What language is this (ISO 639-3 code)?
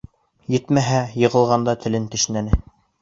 bak